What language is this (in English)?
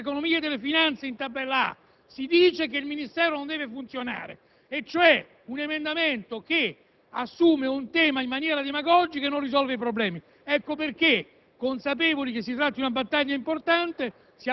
Italian